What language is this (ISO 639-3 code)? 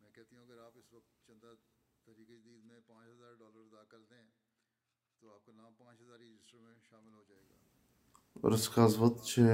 bul